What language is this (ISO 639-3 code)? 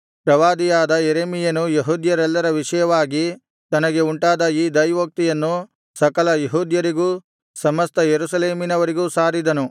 kan